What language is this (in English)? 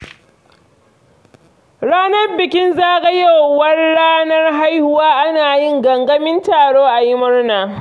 Hausa